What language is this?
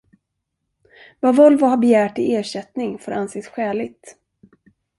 Swedish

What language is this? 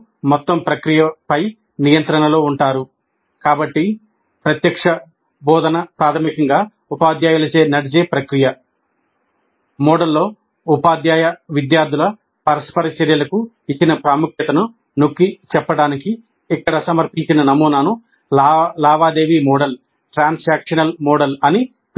Telugu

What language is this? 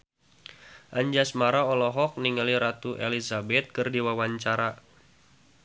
Sundanese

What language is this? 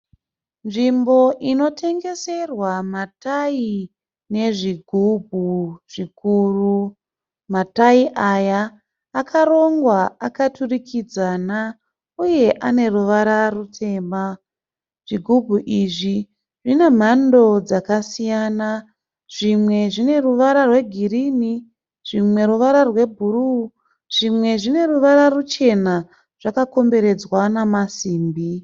Shona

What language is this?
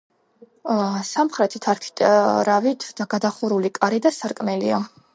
Georgian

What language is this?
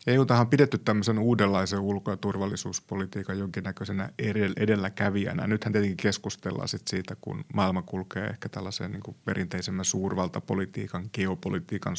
Finnish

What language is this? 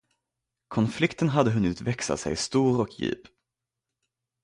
Swedish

